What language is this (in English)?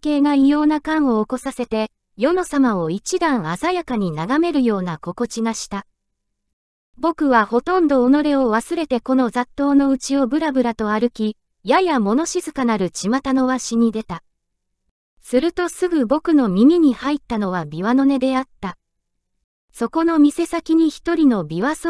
Japanese